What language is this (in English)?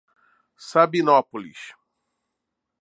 Portuguese